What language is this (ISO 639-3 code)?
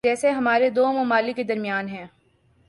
urd